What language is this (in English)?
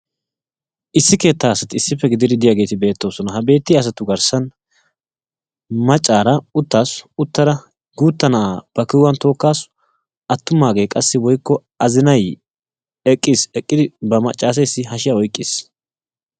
Wolaytta